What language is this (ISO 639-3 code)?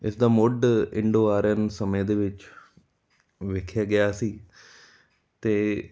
pan